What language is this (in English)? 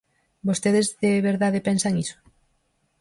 Galician